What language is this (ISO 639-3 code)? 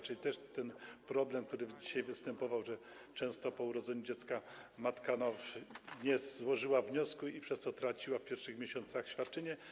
pol